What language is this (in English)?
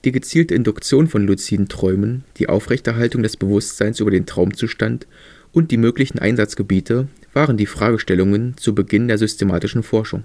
German